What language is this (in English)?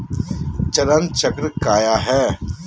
Magahi